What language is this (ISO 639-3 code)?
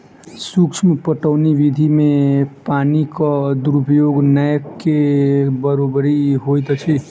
mai